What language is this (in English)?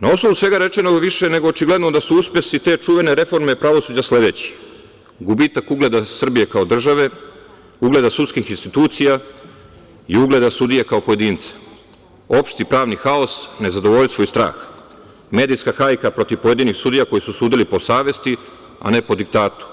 Serbian